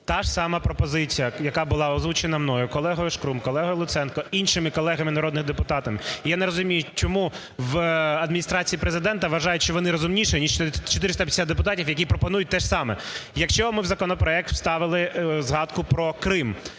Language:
Ukrainian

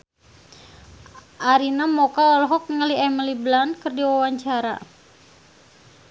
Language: Sundanese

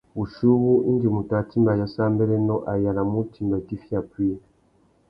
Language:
Tuki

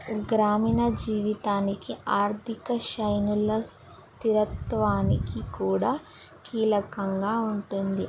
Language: Telugu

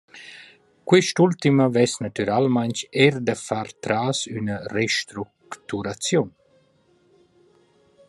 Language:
Romansh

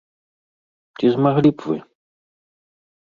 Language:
Belarusian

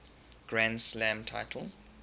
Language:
English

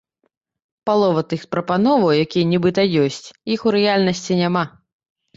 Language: Belarusian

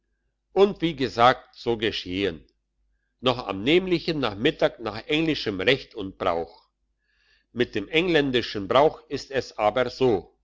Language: German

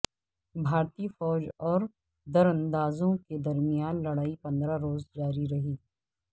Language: Urdu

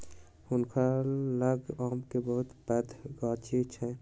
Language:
Maithili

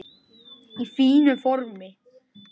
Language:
Icelandic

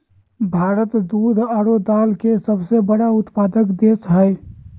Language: Magahi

